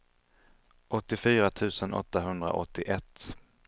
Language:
Swedish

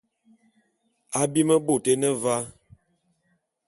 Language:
Bulu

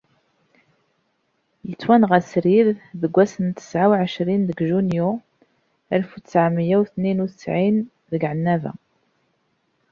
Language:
Kabyle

